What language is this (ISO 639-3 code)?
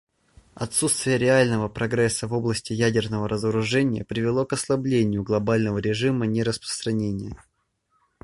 rus